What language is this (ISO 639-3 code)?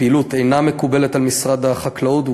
heb